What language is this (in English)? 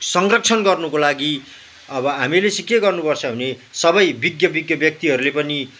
Nepali